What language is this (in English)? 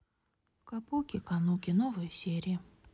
Russian